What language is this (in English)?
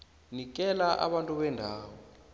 South Ndebele